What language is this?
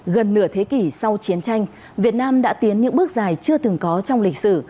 Vietnamese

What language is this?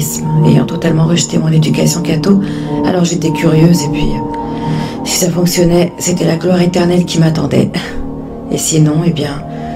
French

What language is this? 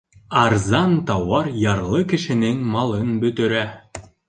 Bashkir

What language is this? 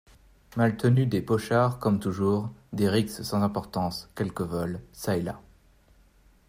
French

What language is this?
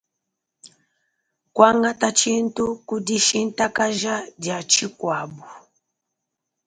Luba-Lulua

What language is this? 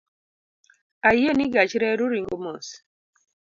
Luo (Kenya and Tanzania)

